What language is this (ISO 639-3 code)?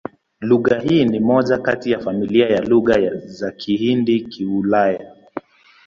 swa